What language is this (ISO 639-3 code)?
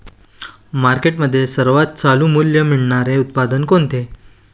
mar